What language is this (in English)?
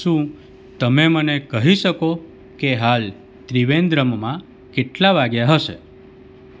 Gujarati